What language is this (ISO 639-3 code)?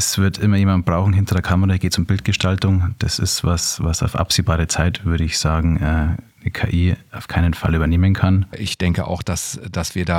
deu